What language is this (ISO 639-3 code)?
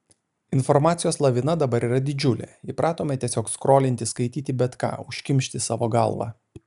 lit